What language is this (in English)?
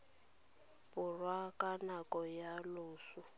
Tswana